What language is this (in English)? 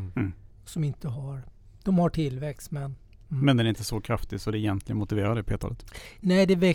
Swedish